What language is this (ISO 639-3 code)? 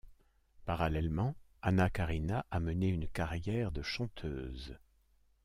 fra